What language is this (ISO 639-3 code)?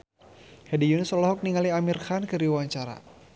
sun